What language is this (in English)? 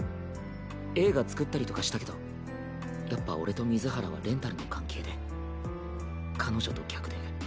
Japanese